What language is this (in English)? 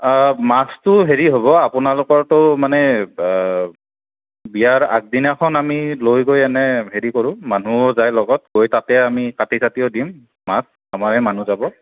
Assamese